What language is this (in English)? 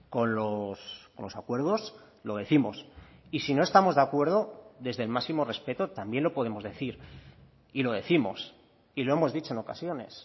Spanish